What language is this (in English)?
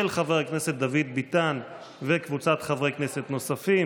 Hebrew